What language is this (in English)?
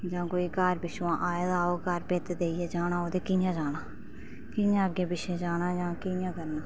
Dogri